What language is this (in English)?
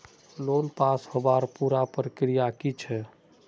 Magahi